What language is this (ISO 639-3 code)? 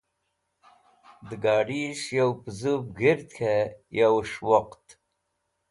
wbl